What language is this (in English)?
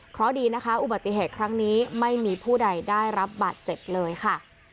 Thai